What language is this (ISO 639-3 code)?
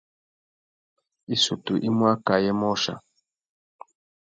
bag